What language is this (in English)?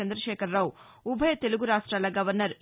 Telugu